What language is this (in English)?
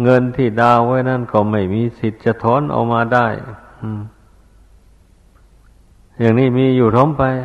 Thai